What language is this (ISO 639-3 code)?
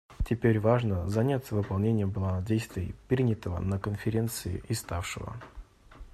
rus